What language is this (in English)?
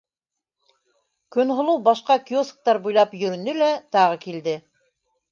Bashkir